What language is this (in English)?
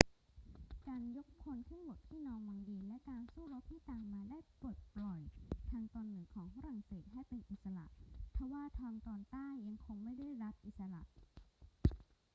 Thai